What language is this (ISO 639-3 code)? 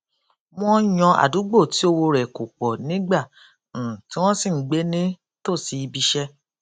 yor